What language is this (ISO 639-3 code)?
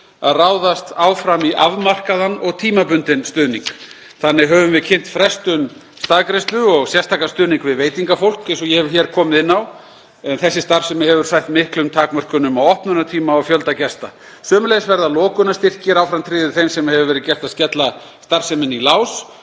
isl